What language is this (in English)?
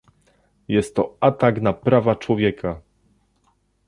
Polish